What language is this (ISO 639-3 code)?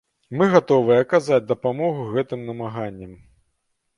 bel